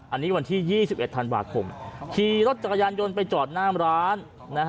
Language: Thai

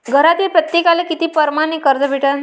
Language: Marathi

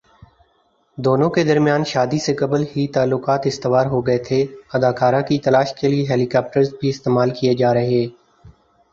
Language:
Urdu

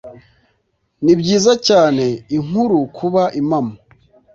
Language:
Kinyarwanda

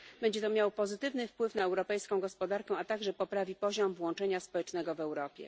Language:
Polish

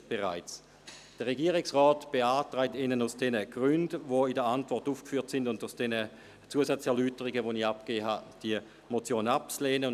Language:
Swiss German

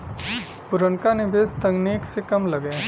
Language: Bhojpuri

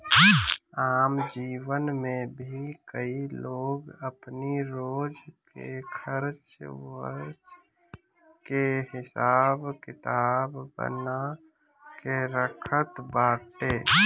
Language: Bhojpuri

